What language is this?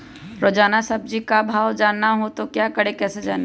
Magahi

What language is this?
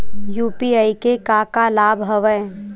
Chhattisgarhi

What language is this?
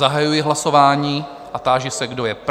Czech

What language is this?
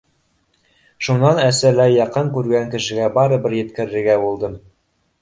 Bashkir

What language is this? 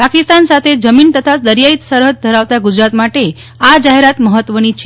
Gujarati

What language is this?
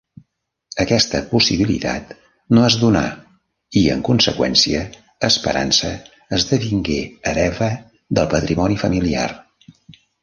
Catalan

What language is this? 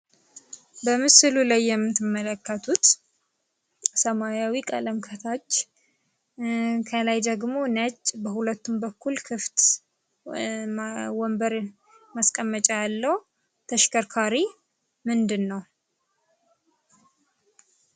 Amharic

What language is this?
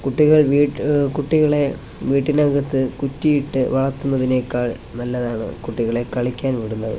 Malayalam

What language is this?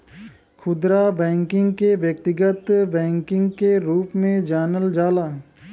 Bhojpuri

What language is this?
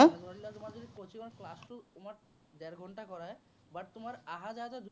Assamese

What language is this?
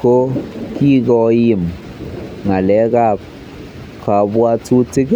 Kalenjin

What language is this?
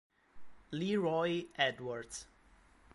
Italian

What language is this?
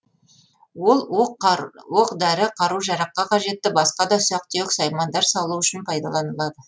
Kazakh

